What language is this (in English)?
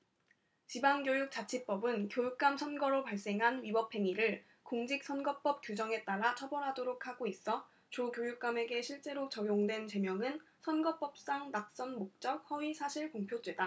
Korean